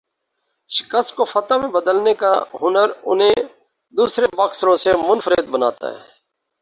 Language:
Urdu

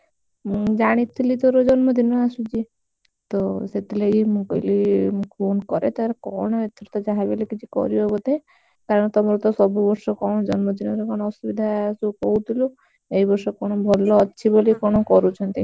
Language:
Odia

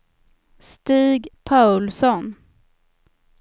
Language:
Swedish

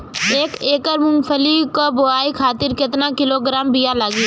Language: Bhojpuri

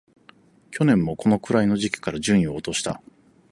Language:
Japanese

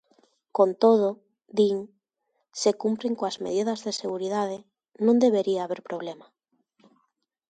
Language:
Galician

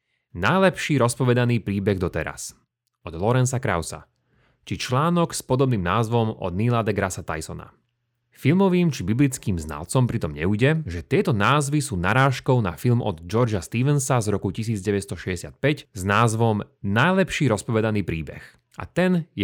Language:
Slovak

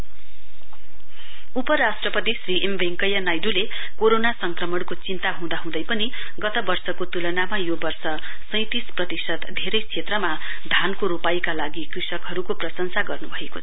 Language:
Nepali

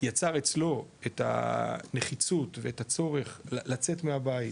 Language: Hebrew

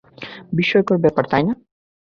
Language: Bangla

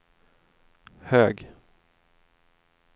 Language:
Swedish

